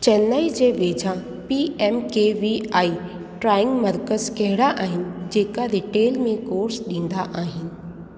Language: Sindhi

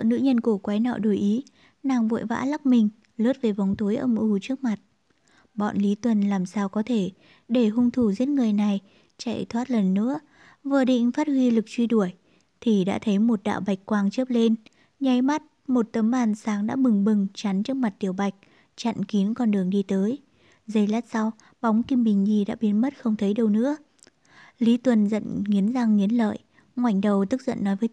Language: Vietnamese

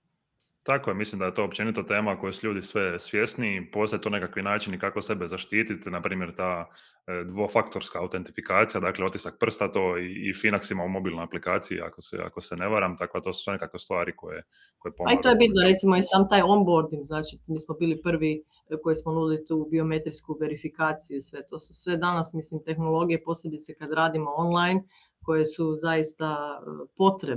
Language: Croatian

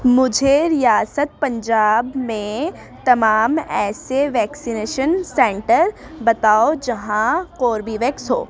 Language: Urdu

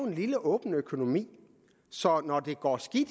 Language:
Danish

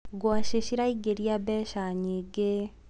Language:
Kikuyu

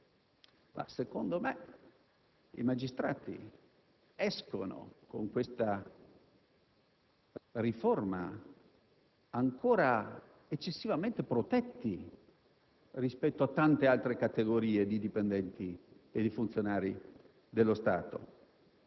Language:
Italian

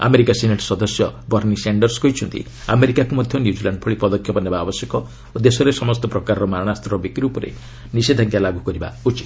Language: Odia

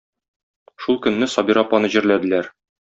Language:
Tatar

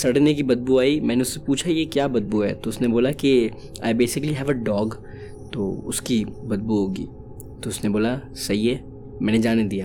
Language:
Urdu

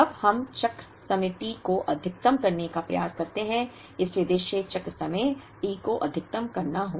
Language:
Hindi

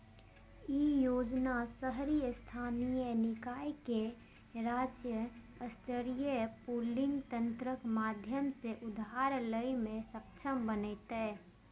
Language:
Maithili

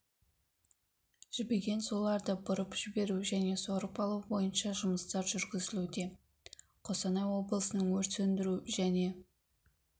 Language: Kazakh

